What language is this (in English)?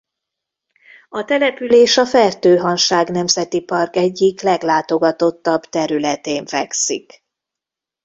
Hungarian